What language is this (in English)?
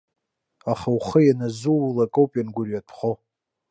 Abkhazian